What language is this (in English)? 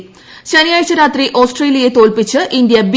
Malayalam